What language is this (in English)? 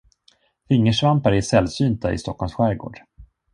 Swedish